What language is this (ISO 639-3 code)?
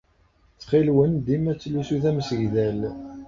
kab